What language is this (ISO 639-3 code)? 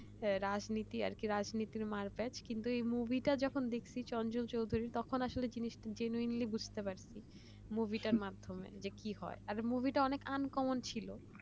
ben